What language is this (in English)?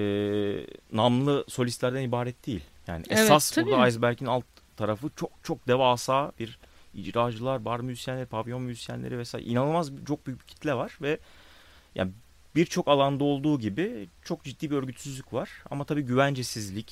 Turkish